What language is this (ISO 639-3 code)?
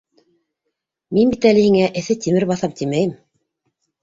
bak